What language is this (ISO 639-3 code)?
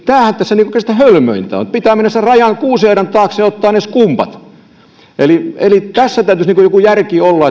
fin